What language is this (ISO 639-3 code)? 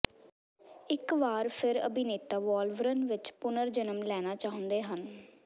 pan